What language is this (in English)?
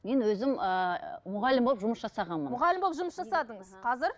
Kazakh